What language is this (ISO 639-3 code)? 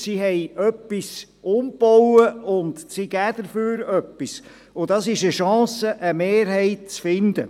gsw